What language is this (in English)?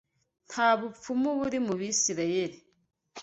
Kinyarwanda